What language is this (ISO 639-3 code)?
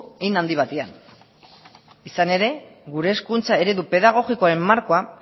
eus